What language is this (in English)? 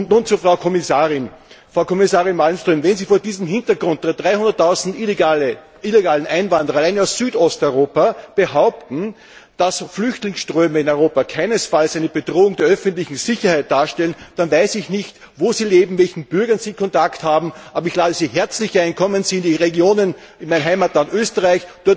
German